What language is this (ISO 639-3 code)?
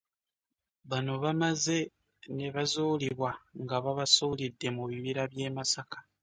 lug